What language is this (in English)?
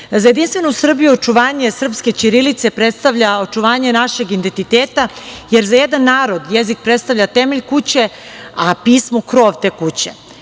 Serbian